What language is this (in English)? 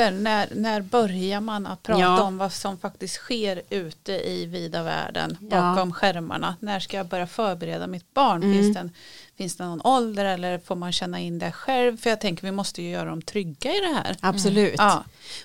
Swedish